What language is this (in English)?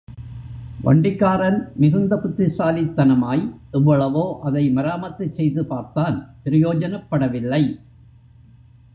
Tamil